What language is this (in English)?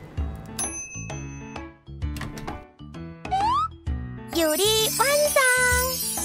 Korean